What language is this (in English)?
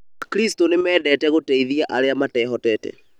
Kikuyu